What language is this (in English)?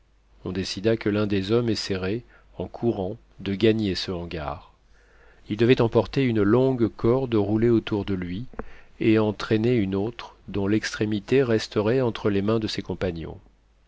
French